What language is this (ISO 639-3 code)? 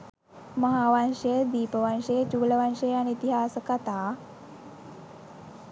sin